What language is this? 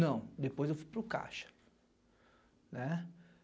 Portuguese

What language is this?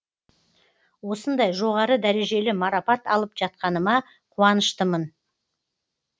Kazakh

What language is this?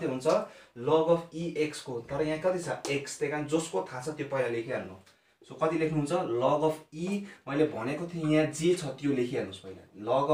Hindi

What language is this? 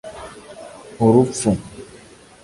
Kinyarwanda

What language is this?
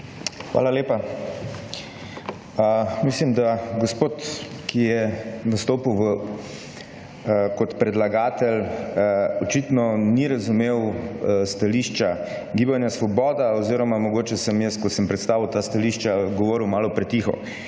Slovenian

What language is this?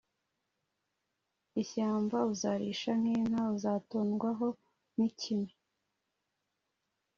Kinyarwanda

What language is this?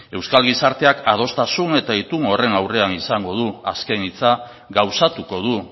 Basque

